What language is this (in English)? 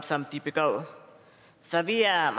Danish